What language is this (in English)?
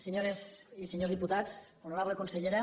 Catalan